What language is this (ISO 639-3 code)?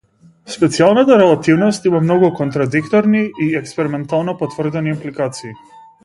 mkd